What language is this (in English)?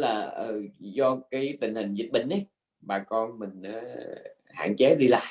Vietnamese